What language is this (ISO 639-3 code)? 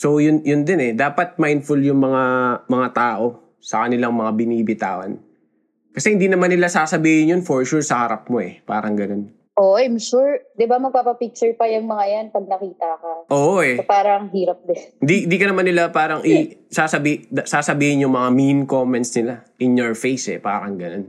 fil